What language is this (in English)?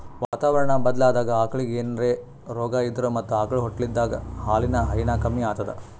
Kannada